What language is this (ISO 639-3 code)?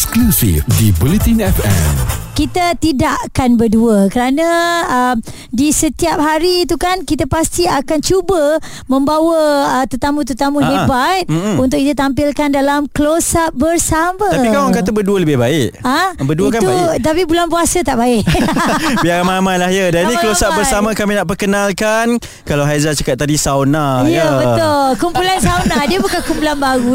msa